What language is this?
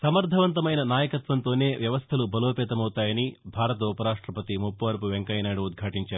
Telugu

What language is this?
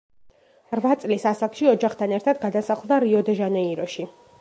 Georgian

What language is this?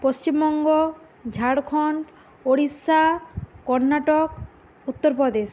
Bangla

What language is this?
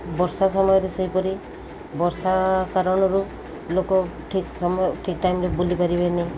Odia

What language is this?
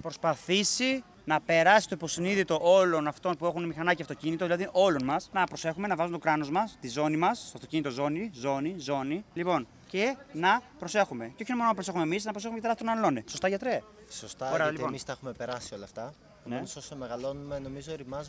Greek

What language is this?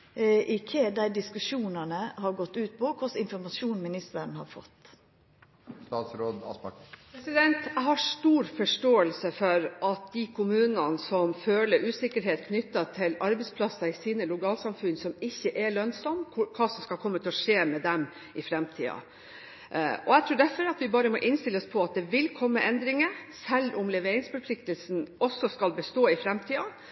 Norwegian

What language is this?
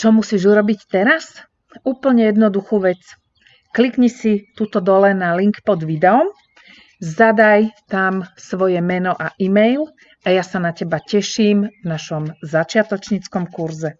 Slovak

